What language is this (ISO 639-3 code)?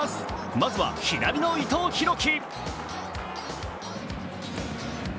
jpn